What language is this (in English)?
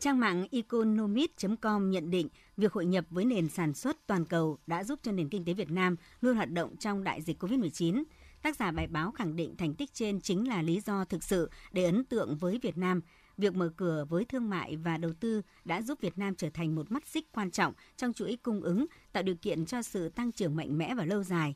Vietnamese